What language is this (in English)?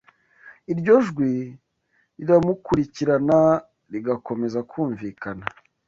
Kinyarwanda